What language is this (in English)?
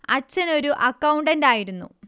Malayalam